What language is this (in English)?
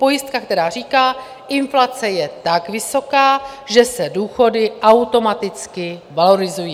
Czech